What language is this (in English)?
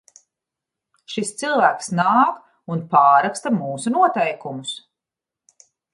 Latvian